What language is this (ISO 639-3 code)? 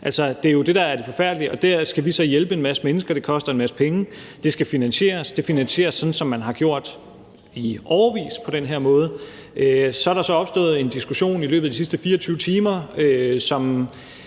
dan